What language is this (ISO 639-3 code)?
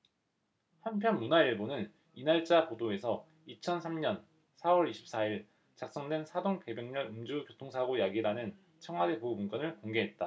kor